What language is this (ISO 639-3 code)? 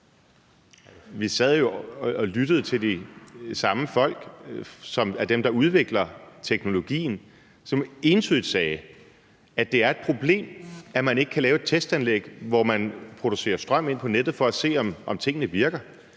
dan